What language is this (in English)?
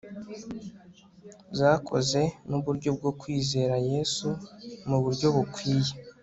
Kinyarwanda